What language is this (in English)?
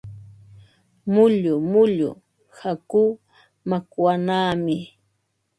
Ambo-Pasco Quechua